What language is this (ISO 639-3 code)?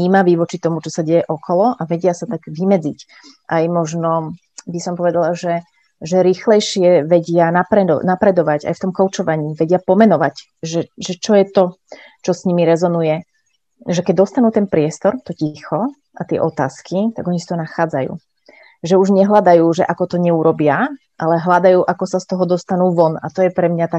slk